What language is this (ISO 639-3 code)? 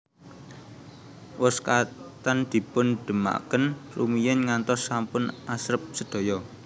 jav